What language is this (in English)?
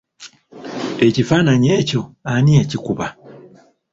Ganda